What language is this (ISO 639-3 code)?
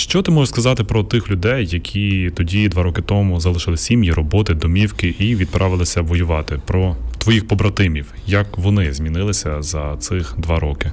ukr